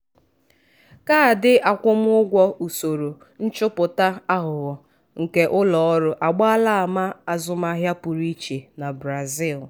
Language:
Igbo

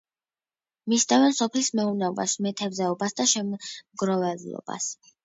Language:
Georgian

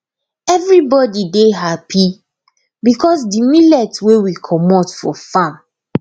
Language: Nigerian Pidgin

